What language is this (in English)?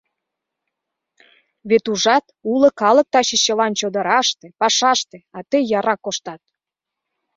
Mari